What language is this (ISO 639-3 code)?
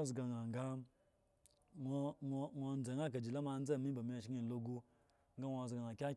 ego